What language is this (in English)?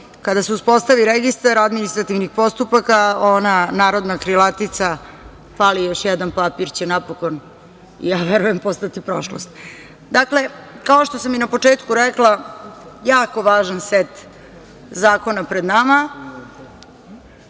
Serbian